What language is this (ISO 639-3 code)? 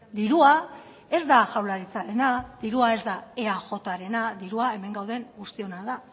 eus